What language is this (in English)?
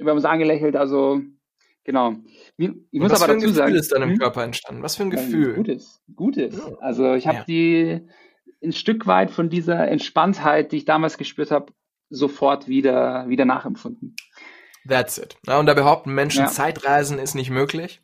German